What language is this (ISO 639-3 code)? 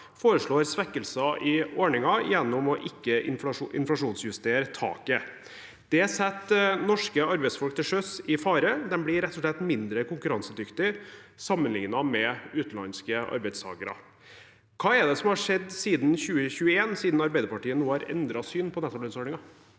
nor